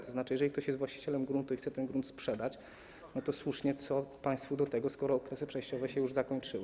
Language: Polish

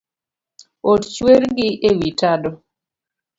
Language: Luo (Kenya and Tanzania)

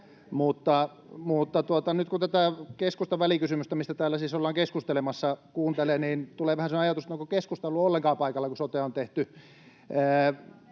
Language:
Finnish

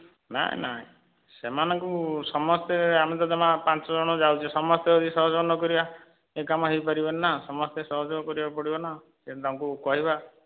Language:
Odia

